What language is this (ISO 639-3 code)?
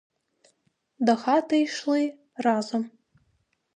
ukr